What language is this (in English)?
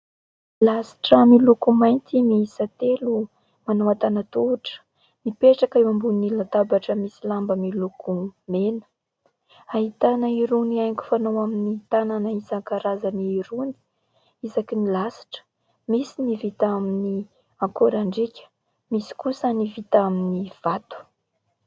Malagasy